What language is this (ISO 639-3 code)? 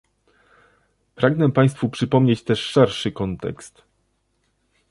pol